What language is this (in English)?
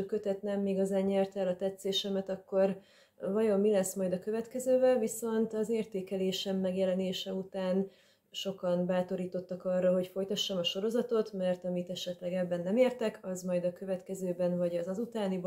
Hungarian